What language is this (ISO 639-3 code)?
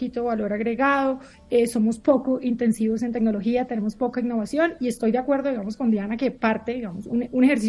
spa